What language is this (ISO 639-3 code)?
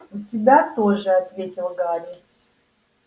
rus